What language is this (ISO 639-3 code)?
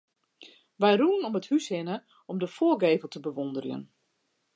fry